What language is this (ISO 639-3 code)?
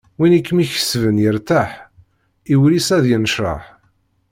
kab